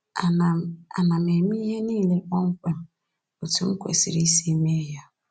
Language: Igbo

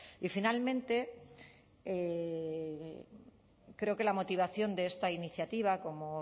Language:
Spanish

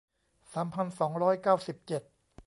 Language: Thai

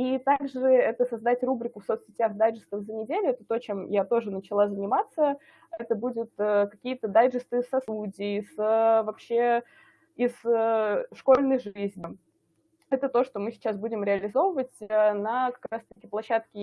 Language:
Russian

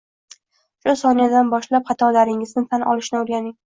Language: Uzbek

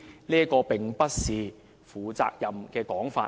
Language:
Cantonese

